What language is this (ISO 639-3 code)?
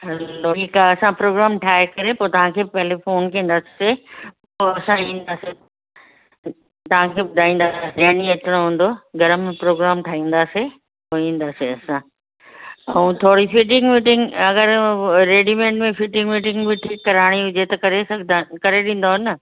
snd